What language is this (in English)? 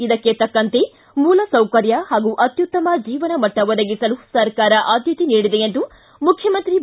Kannada